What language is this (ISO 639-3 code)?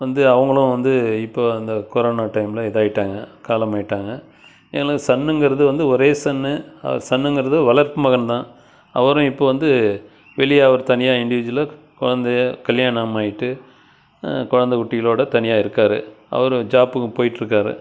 tam